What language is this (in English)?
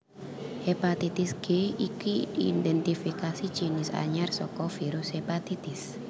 Javanese